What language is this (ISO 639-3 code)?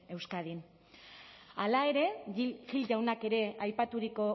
eus